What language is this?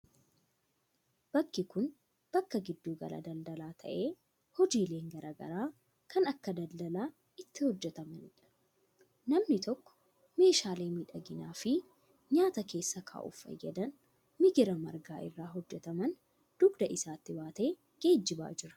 Oromo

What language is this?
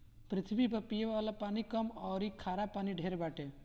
Bhojpuri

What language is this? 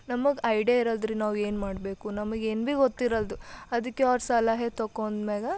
Kannada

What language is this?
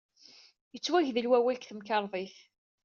Kabyle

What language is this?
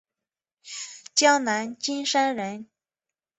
Chinese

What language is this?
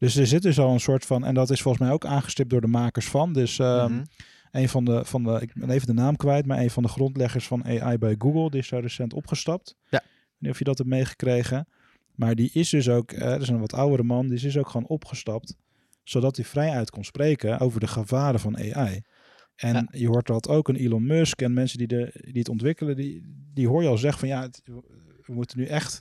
Dutch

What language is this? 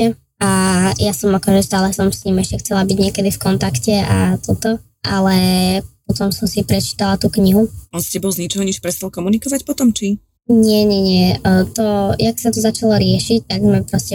Slovak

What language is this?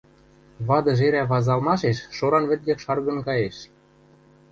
Western Mari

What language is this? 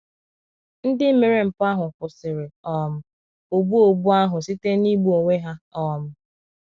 Igbo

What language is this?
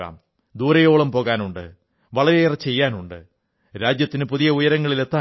Malayalam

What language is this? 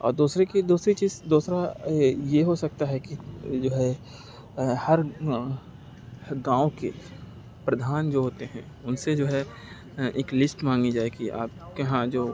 Urdu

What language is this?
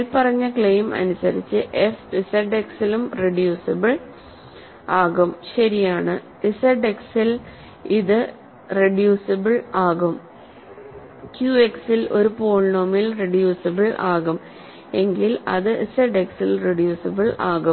Malayalam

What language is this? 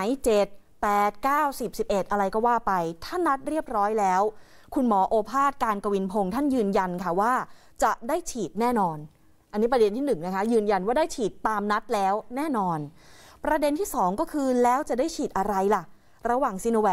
Thai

